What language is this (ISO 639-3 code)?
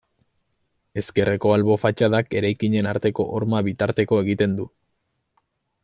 eus